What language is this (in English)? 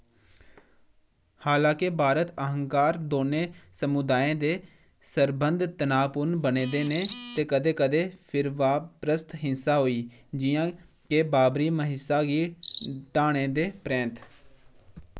Dogri